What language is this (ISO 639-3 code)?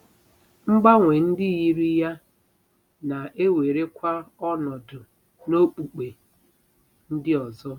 ibo